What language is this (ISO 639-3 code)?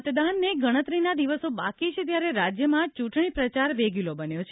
guj